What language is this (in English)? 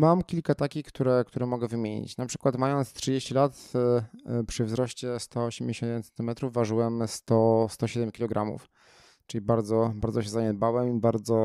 Polish